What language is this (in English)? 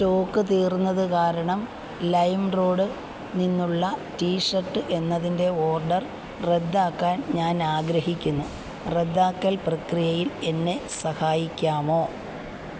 Malayalam